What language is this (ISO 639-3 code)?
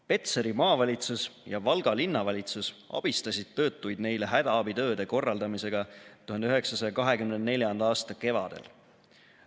est